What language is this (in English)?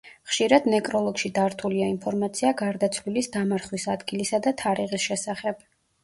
Georgian